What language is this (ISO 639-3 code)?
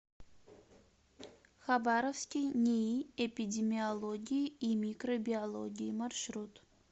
rus